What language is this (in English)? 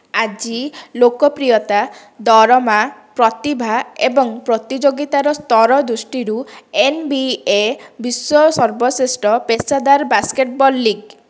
Odia